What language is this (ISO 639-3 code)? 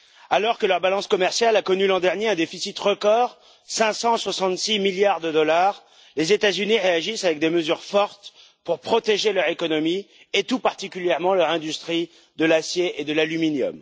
fra